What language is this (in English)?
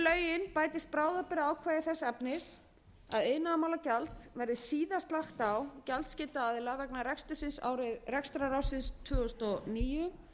Icelandic